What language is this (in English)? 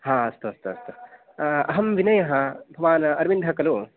Sanskrit